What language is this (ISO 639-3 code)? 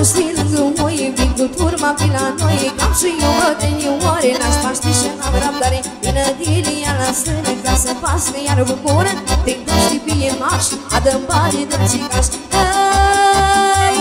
ron